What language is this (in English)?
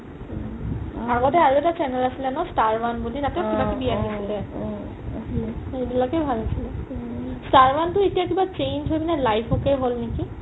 Assamese